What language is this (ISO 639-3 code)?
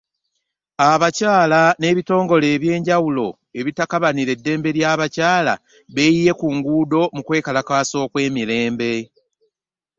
lug